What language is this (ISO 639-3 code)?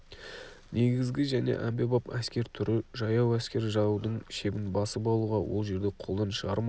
kaz